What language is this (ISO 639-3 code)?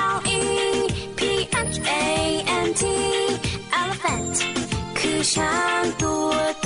tha